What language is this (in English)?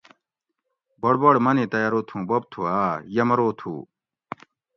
Gawri